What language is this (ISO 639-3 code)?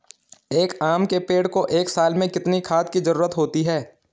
hin